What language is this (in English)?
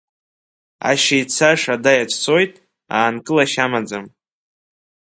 Abkhazian